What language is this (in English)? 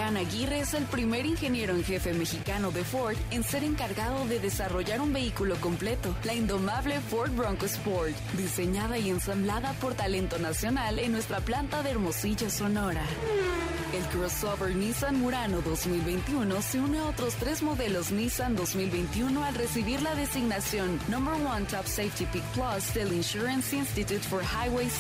Spanish